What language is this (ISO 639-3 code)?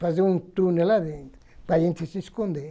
por